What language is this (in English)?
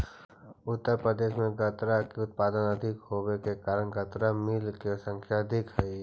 Magahi